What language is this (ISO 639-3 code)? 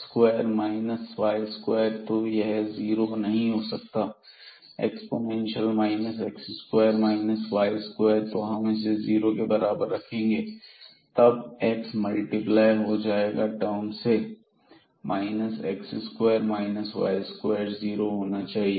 hin